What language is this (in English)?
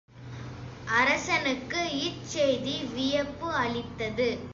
Tamil